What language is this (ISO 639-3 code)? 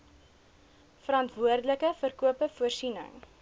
afr